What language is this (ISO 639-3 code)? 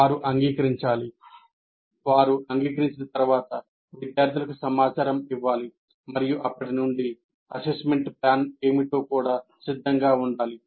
tel